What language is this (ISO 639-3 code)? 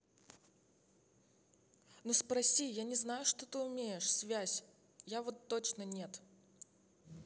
rus